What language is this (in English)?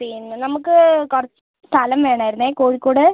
Malayalam